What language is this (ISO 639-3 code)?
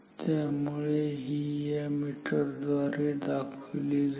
mar